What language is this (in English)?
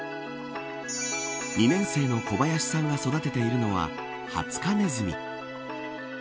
Japanese